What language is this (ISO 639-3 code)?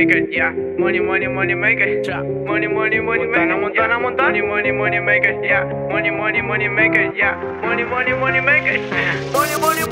fra